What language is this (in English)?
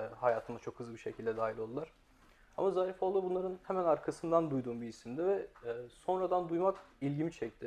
Turkish